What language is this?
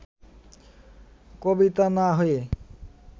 Bangla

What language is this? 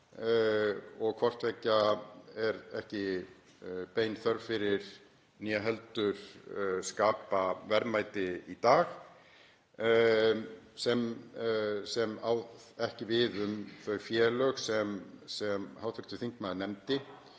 Icelandic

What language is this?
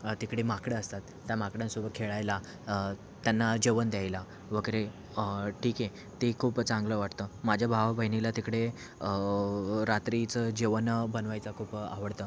Marathi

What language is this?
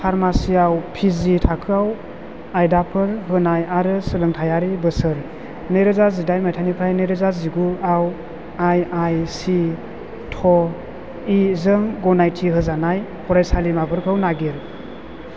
Bodo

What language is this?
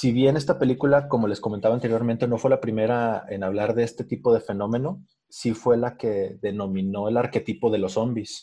Spanish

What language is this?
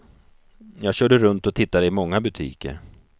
Swedish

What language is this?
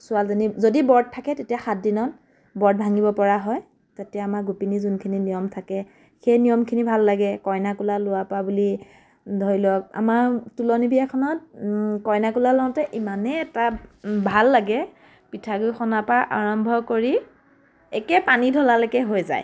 Assamese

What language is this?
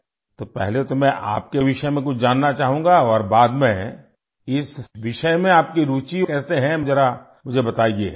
Urdu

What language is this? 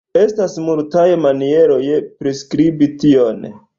Esperanto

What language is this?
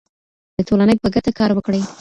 Pashto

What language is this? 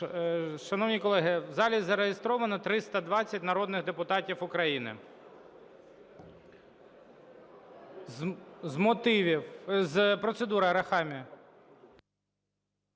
Ukrainian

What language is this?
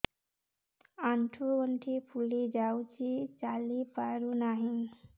Odia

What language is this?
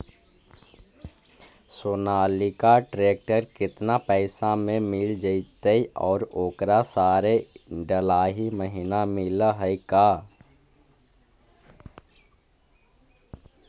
Magahi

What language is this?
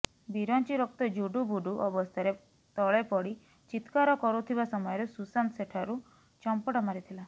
Odia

